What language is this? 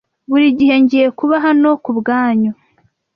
Kinyarwanda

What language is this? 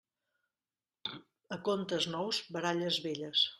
Catalan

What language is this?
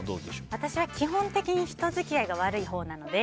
Japanese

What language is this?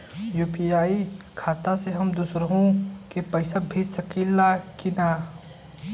Bhojpuri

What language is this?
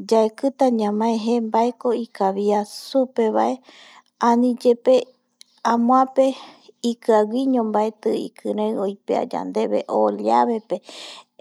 Eastern Bolivian Guaraní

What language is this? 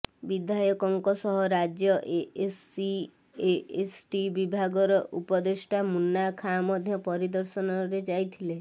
Odia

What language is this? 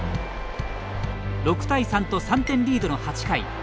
Japanese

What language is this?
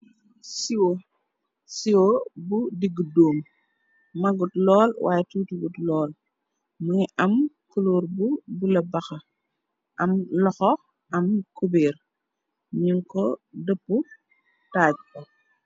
Wolof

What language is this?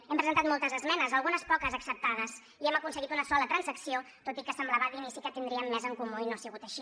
Catalan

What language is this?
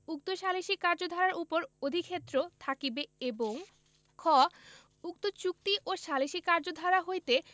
Bangla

